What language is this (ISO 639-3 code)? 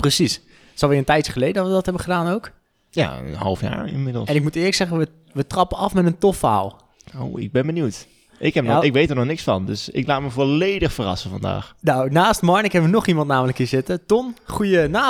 nld